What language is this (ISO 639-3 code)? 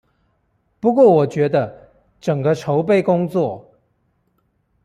zho